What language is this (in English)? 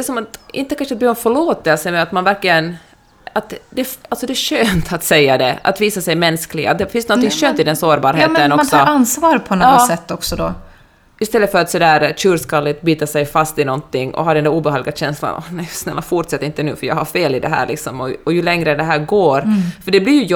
Swedish